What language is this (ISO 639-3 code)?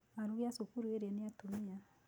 kik